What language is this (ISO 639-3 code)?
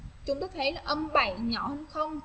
vie